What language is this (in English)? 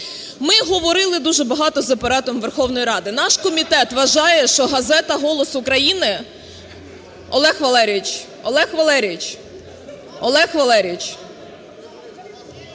Ukrainian